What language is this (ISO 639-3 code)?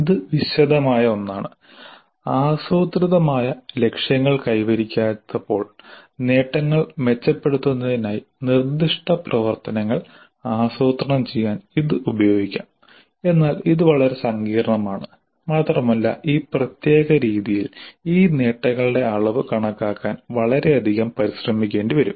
mal